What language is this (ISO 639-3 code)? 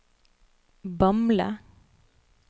nor